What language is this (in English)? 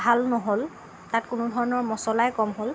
Assamese